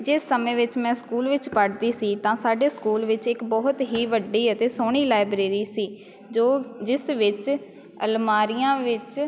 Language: Punjabi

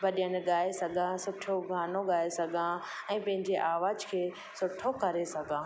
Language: Sindhi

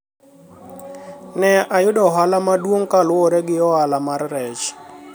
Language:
Luo (Kenya and Tanzania)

